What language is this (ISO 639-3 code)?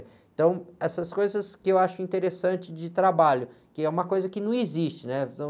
por